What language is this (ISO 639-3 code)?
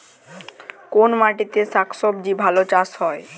ben